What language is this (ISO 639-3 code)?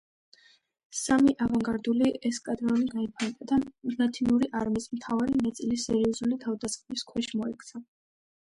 kat